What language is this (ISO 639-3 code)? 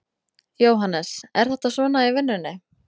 isl